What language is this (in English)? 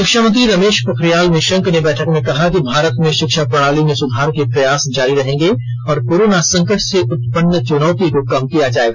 Hindi